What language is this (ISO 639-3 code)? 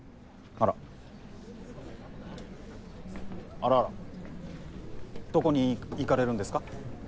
jpn